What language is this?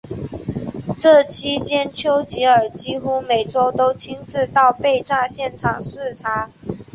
Chinese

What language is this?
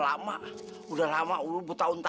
Indonesian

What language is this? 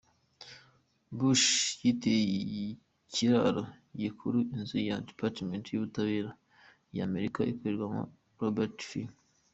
Kinyarwanda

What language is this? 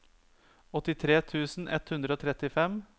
Norwegian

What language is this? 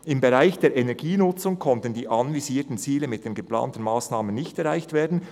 Swiss German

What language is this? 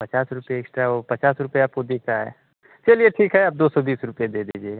Hindi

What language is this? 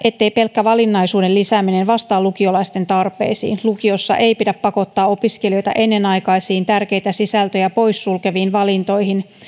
Finnish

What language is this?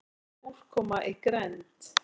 Icelandic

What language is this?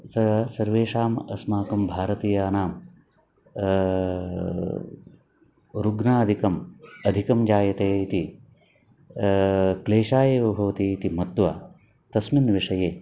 Sanskrit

